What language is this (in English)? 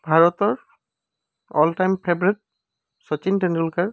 Assamese